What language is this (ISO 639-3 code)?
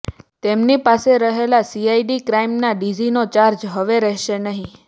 guj